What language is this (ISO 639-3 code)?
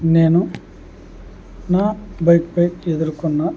tel